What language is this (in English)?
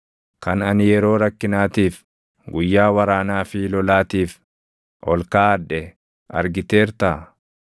Oromo